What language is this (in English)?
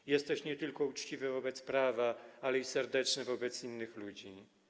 Polish